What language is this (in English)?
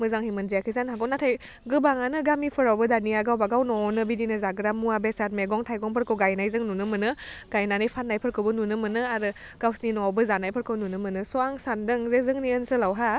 Bodo